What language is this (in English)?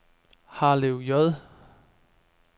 Danish